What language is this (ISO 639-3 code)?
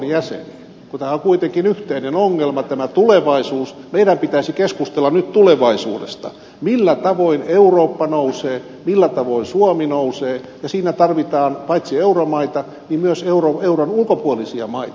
fin